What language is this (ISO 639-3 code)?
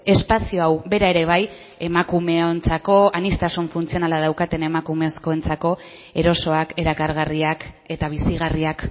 eus